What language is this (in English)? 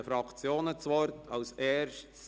Swiss German